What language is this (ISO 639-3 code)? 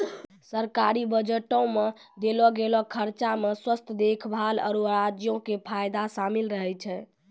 mai